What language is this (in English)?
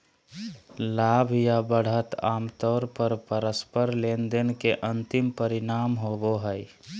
Magahi